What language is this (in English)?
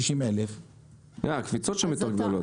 Hebrew